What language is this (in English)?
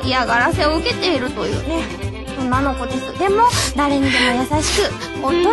Japanese